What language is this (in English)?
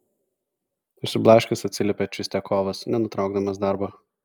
Lithuanian